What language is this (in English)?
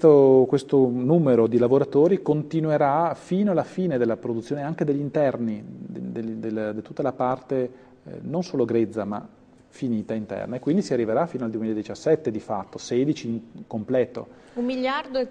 Italian